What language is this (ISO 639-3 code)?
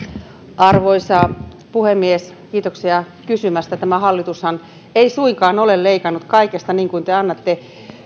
fin